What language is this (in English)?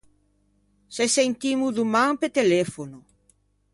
Ligurian